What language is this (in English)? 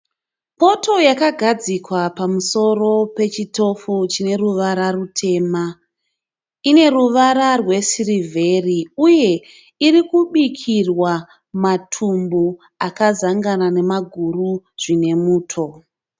Shona